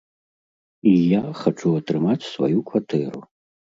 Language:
Belarusian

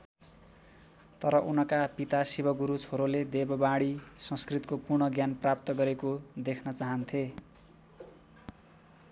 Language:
Nepali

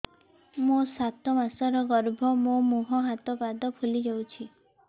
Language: Odia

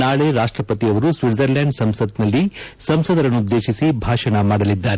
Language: Kannada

